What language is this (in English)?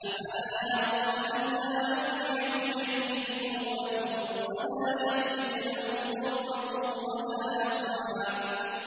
Arabic